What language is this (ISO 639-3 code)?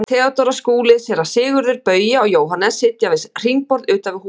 isl